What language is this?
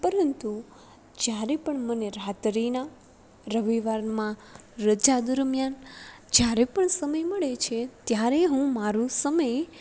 Gujarati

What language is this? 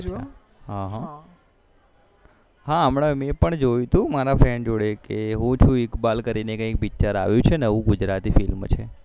Gujarati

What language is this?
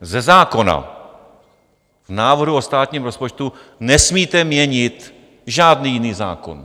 Czech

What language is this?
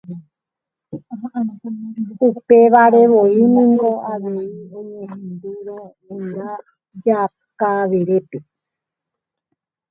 Guarani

